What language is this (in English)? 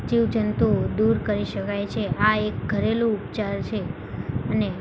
Gujarati